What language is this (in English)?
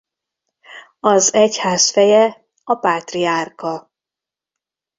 Hungarian